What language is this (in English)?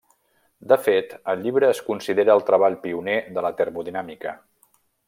Catalan